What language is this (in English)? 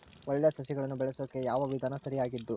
Kannada